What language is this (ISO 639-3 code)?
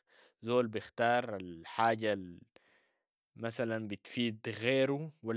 apd